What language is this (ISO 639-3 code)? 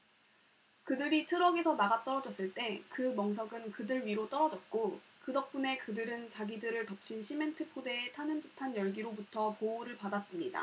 kor